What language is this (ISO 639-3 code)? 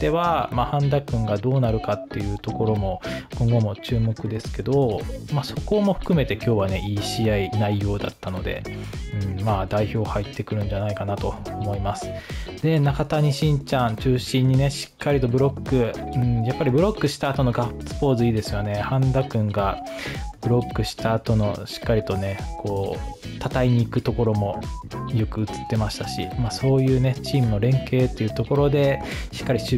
jpn